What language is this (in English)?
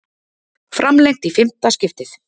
Icelandic